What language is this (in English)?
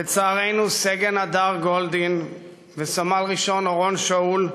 Hebrew